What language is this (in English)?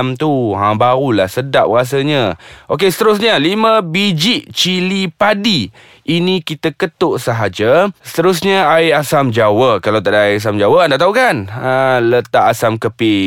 Malay